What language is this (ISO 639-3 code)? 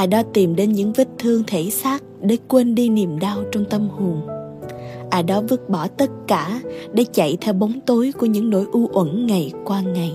vie